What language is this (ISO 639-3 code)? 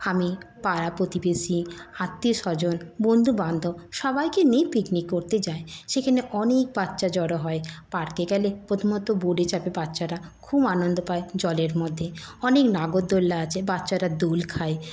ben